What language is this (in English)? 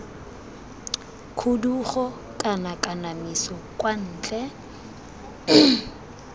Tswana